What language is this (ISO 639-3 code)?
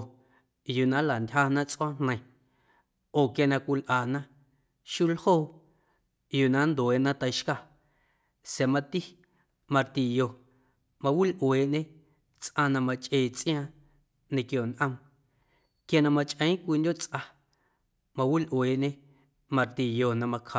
amu